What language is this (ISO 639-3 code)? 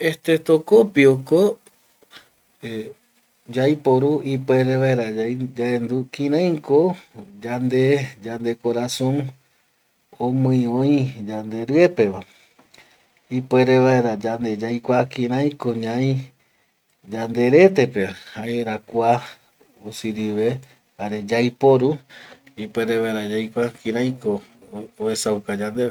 gui